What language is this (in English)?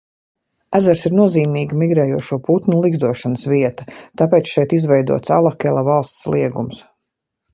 Latvian